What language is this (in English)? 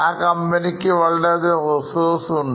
Malayalam